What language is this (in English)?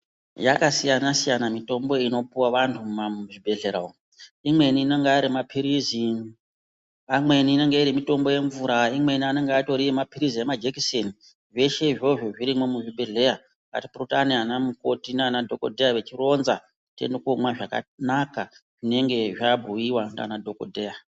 Ndau